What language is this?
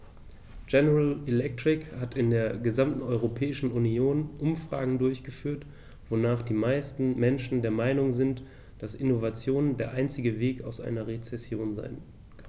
German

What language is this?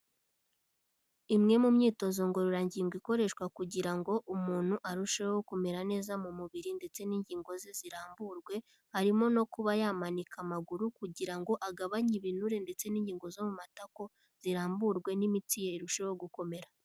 Kinyarwanda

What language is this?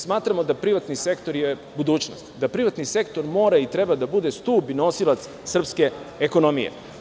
Serbian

